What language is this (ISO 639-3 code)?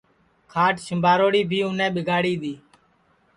ssi